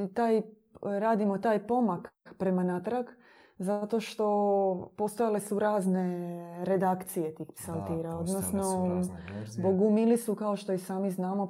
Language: Croatian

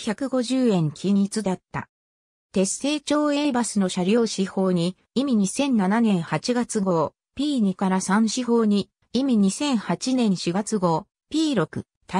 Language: Japanese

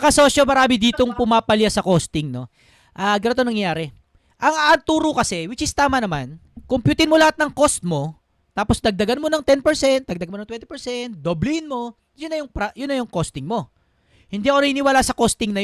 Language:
Filipino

